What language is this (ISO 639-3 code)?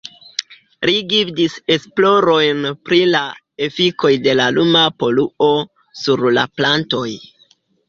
epo